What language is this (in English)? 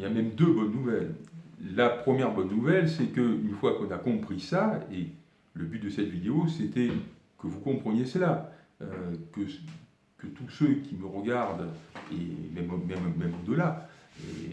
French